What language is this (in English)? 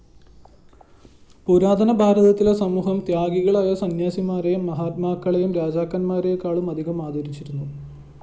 Malayalam